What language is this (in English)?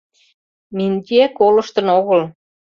Mari